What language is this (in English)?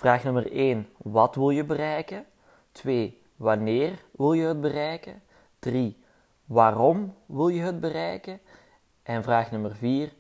Dutch